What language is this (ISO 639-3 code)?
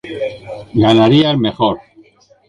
spa